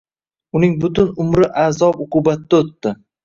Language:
Uzbek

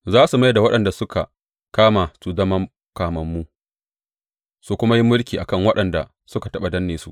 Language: Hausa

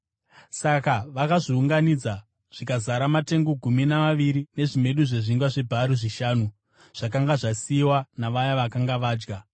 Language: Shona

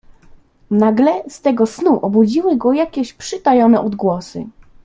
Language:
Polish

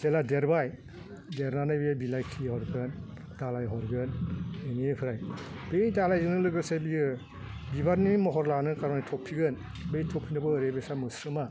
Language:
Bodo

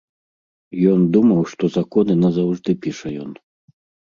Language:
Belarusian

